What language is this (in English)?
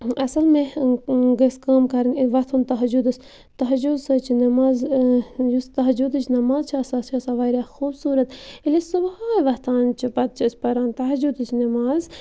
Kashmiri